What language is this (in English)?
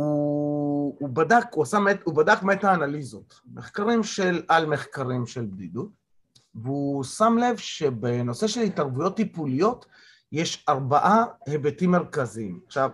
Hebrew